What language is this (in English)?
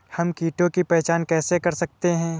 Hindi